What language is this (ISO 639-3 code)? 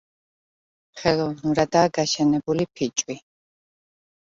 kat